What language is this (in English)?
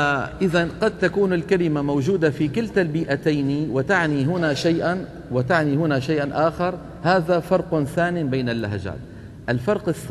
Arabic